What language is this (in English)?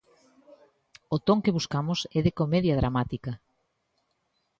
Galician